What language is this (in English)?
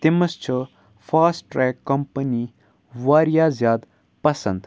Kashmiri